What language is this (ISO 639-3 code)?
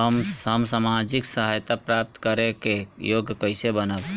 bho